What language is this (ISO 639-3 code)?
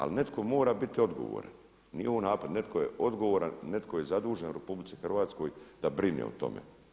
hrv